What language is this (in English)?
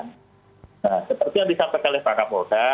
Indonesian